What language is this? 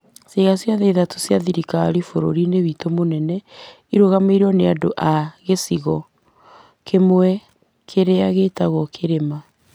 Kikuyu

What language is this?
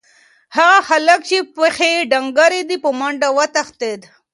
Pashto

